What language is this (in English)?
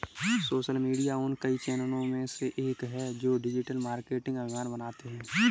Hindi